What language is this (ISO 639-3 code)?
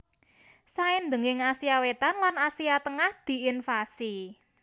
jav